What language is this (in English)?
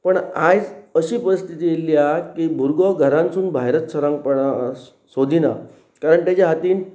Konkani